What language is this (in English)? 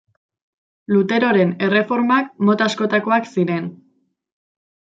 Basque